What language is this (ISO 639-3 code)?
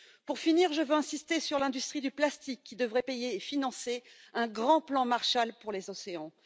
fra